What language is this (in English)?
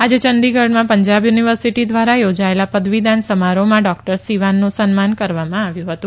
Gujarati